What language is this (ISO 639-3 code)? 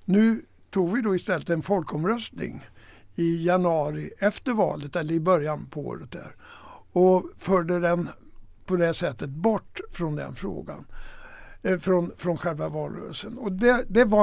swe